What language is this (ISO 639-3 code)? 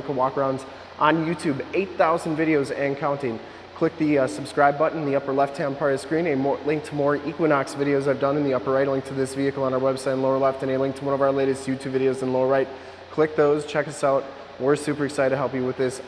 eng